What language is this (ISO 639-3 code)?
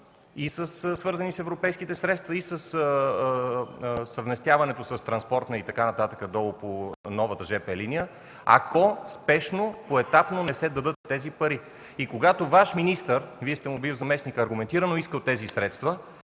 bul